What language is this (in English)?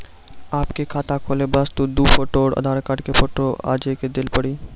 Maithili